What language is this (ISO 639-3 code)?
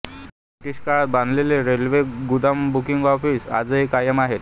mar